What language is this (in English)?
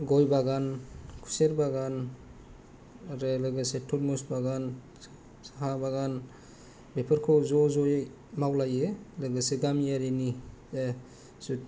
Bodo